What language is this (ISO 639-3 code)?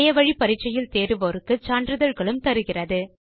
tam